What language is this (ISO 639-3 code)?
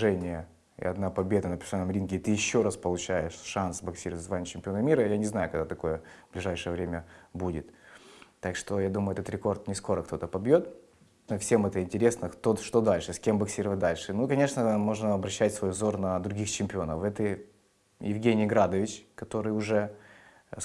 rus